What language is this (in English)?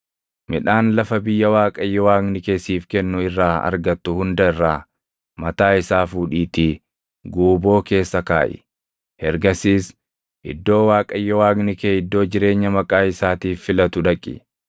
Oromo